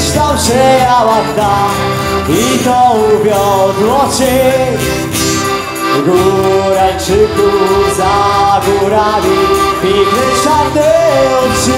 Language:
Romanian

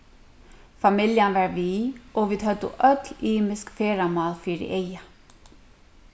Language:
Faroese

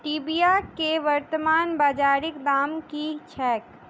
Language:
Maithili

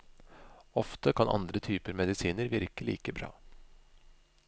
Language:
Norwegian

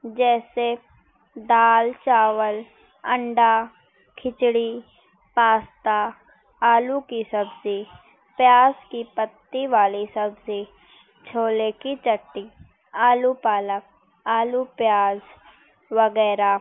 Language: Urdu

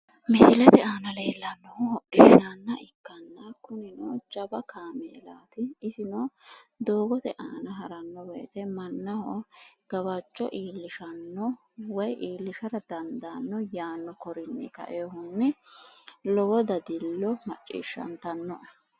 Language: Sidamo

